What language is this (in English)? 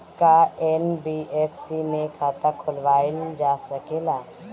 Bhojpuri